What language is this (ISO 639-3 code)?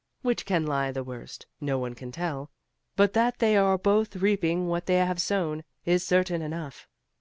eng